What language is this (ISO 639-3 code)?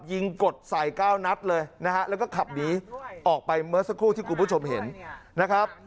tha